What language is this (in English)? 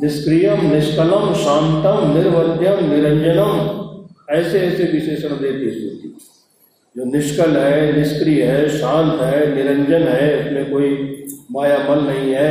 Hindi